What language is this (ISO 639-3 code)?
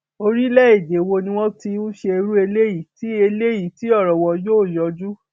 yor